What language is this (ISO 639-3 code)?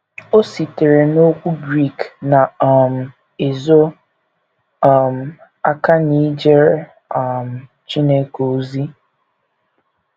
ibo